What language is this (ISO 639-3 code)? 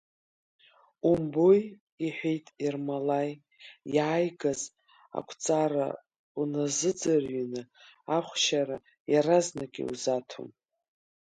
abk